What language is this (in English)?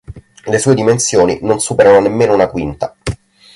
Italian